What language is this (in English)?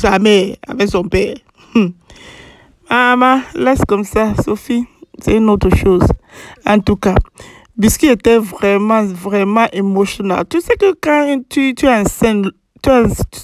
French